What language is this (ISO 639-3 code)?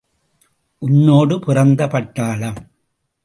tam